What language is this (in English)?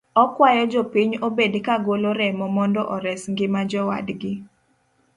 Luo (Kenya and Tanzania)